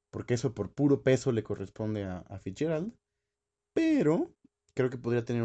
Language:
Spanish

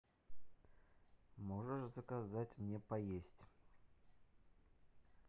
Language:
Russian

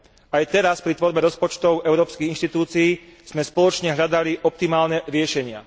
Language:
Slovak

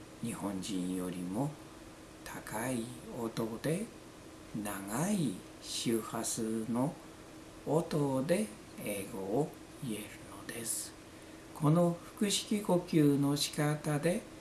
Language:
Japanese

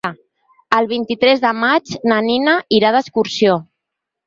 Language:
Catalan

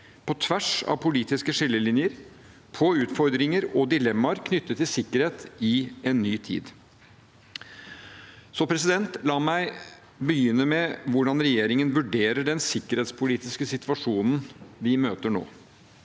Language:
Norwegian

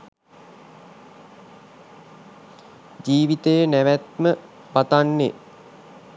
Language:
Sinhala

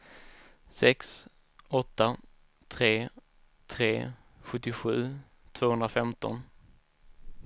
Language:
Swedish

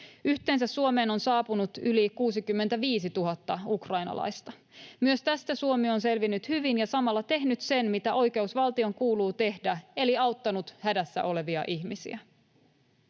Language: Finnish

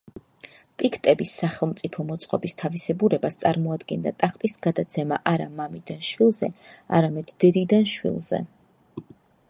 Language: Georgian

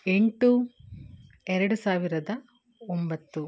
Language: Kannada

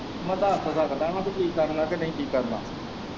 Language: Punjabi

